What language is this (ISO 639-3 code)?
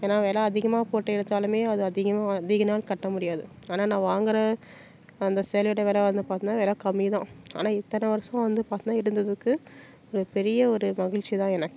tam